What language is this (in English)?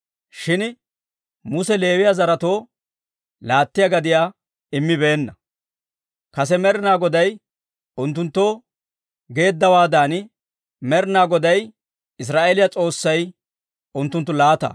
Dawro